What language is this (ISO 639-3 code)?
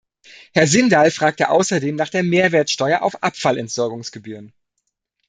deu